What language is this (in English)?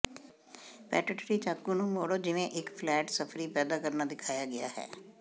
Punjabi